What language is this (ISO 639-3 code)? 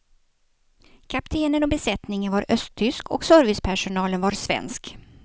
swe